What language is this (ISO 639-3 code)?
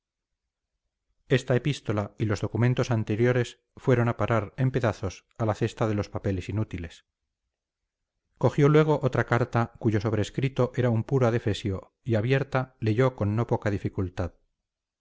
spa